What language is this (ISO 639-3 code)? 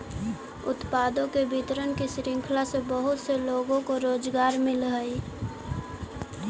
mag